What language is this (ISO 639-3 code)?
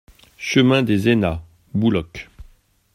fra